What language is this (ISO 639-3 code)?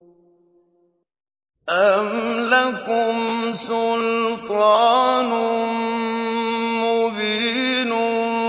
ara